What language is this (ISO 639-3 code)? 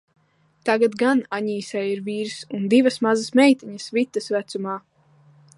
lav